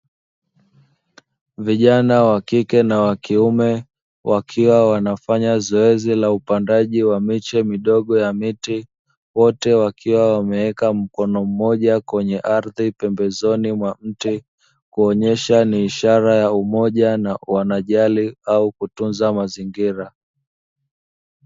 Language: Swahili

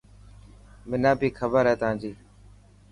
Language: Dhatki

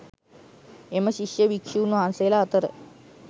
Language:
Sinhala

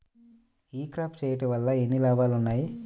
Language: Telugu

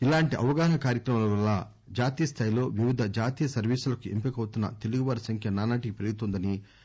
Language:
Telugu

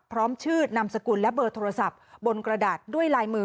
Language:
Thai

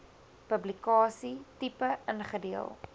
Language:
Afrikaans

